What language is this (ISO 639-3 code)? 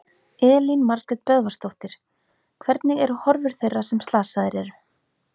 isl